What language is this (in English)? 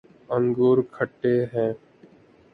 Urdu